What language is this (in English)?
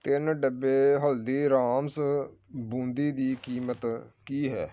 Punjabi